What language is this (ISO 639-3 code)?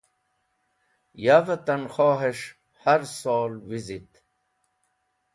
wbl